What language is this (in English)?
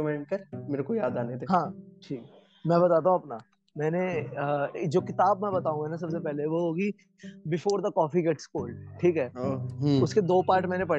Hindi